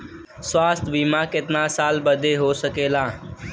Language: Bhojpuri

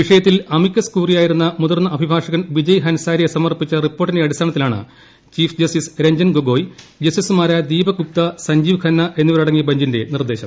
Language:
Malayalam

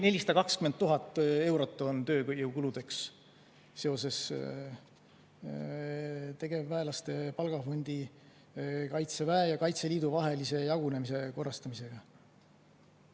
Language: Estonian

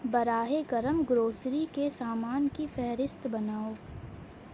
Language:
Urdu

